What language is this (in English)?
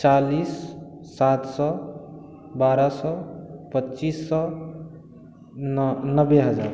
Maithili